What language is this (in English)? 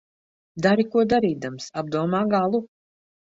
Latvian